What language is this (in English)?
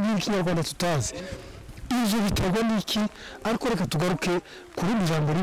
Turkish